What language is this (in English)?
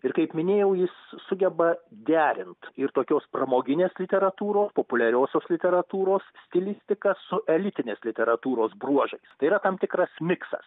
Lithuanian